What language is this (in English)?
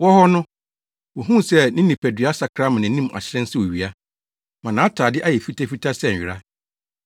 Akan